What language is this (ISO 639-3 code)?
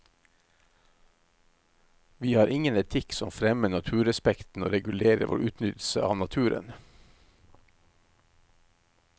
nor